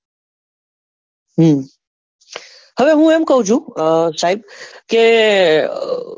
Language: Gujarati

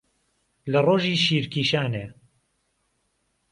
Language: Central Kurdish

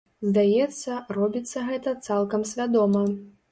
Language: Belarusian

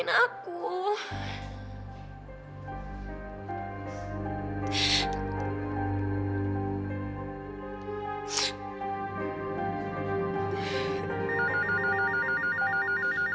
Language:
Indonesian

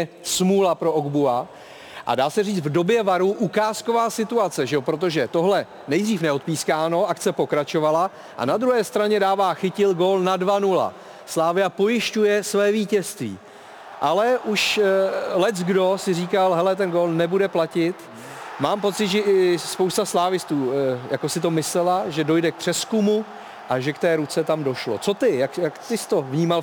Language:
Czech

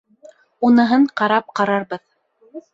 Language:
Bashkir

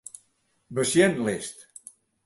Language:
Western Frisian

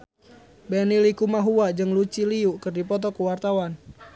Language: Sundanese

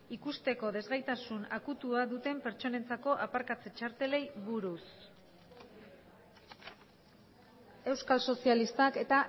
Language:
Basque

